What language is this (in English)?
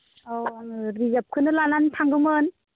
Bodo